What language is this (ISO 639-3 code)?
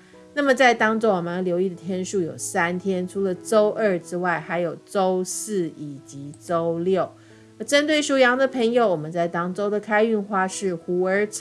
zho